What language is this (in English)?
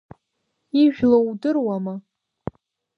Abkhazian